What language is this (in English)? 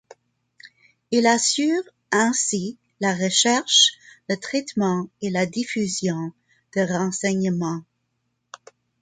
French